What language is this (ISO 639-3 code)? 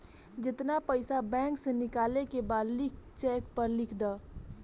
bho